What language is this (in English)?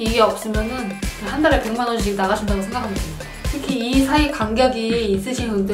Korean